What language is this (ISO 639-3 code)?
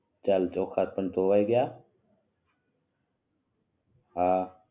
guj